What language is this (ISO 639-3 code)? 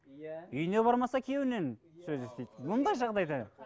kaz